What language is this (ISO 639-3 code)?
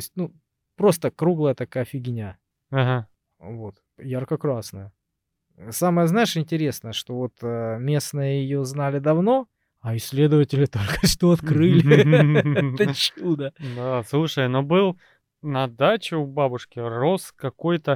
rus